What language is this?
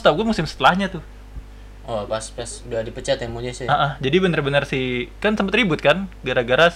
Indonesian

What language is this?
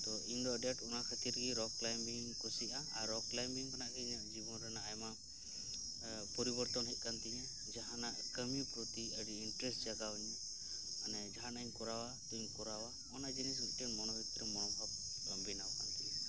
Santali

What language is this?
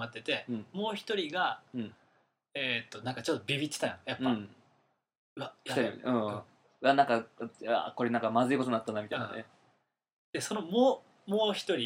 Japanese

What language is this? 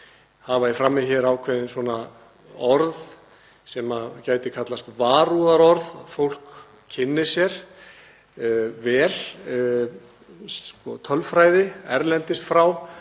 Icelandic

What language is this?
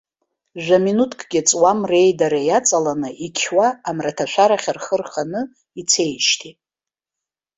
Abkhazian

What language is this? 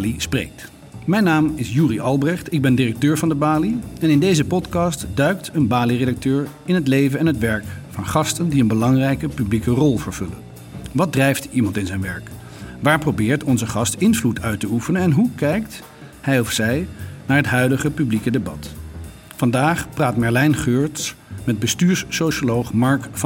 Dutch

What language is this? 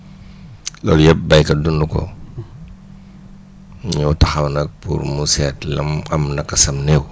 Wolof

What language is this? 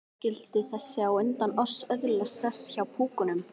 Icelandic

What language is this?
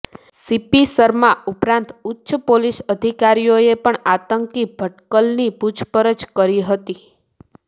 Gujarati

